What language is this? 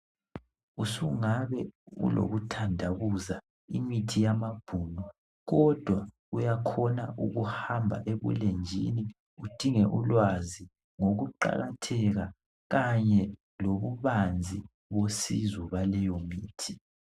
North Ndebele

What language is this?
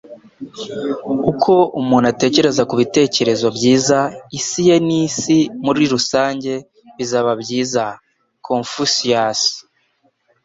Kinyarwanda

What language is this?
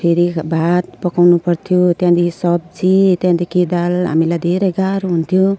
Nepali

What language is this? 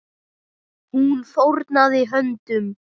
Icelandic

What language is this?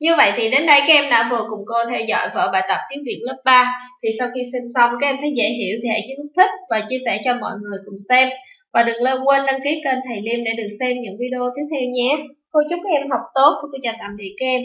Vietnamese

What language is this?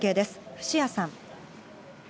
Japanese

